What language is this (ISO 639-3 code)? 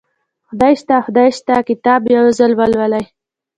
pus